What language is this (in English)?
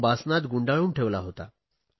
Marathi